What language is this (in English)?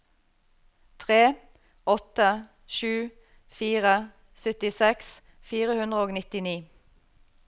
Norwegian